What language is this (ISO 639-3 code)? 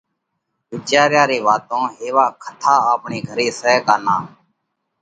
kvx